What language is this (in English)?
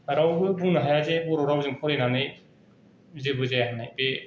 Bodo